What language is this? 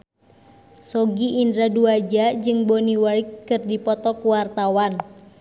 Sundanese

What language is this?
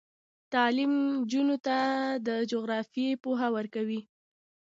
Pashto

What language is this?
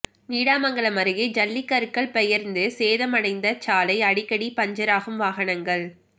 Tamil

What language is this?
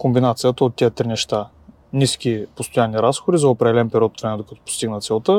Bulgarian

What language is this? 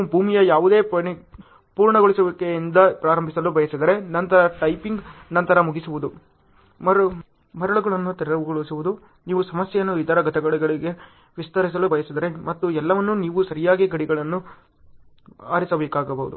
Kannada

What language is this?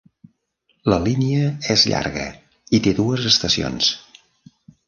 Catalan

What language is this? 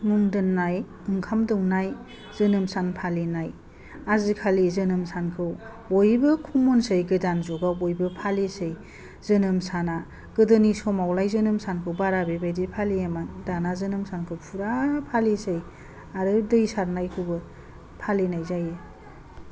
Bodo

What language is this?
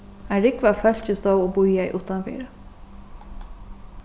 Faroese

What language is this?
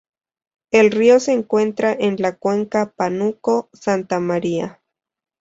Spanish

